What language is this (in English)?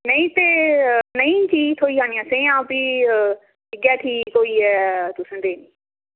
Dogri